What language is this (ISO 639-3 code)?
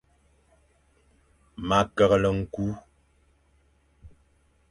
fan